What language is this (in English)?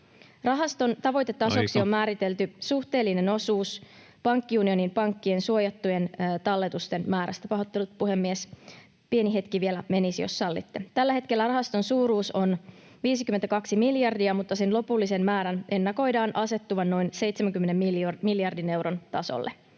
Finnish